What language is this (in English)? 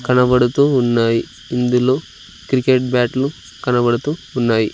Telugu